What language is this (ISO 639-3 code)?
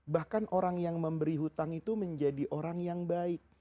ind